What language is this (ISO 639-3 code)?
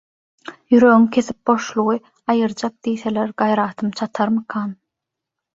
tuk